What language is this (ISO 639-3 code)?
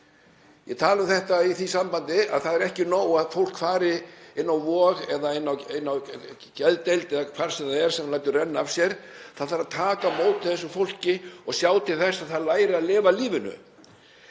isl